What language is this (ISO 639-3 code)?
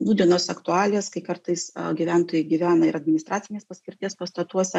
lit